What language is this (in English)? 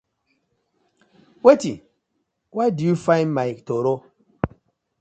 Nigerian Pidgin